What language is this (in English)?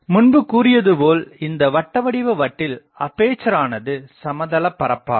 Tamil